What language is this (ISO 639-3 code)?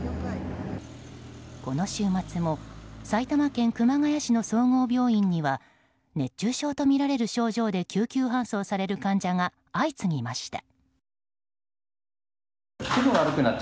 jpn